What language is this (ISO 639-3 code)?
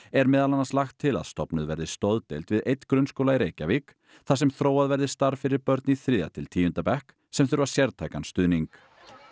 isl